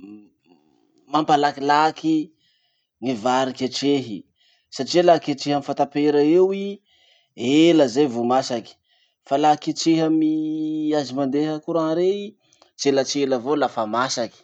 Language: Masikoro Malagasy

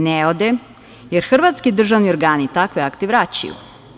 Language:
Serbian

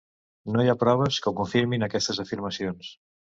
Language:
Catalan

